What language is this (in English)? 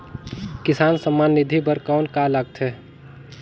Chhattisgarhi